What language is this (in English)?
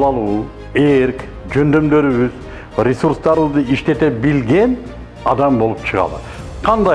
Turkish